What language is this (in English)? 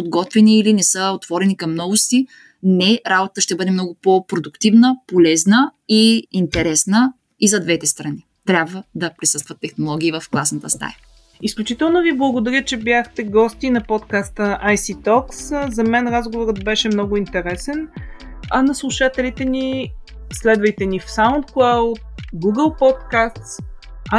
Bulgarian